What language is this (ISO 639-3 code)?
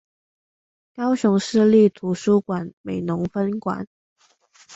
zho